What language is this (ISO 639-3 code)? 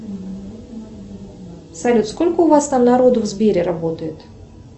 rus